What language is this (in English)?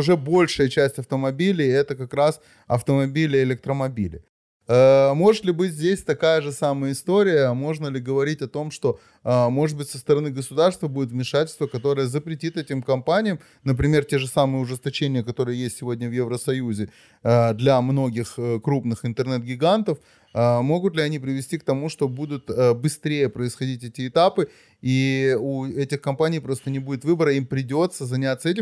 Russian